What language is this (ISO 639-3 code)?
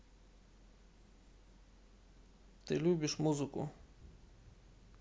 rus